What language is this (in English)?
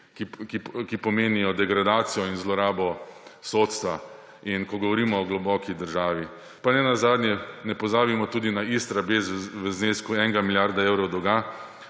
Slovenian